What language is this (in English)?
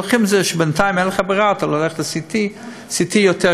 Hebrew